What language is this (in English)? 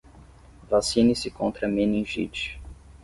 Portuguese